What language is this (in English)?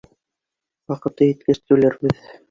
Bashkir